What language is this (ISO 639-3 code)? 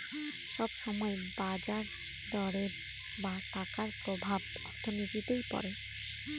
ben